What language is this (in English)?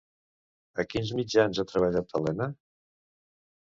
Catalan